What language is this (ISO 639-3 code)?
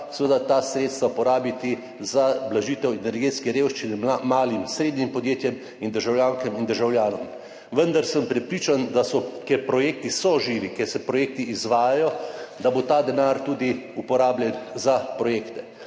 slv